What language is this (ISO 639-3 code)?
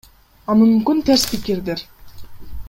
kir